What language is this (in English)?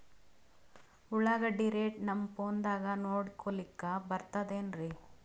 Kannada